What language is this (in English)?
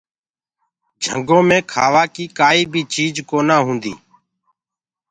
Gurgula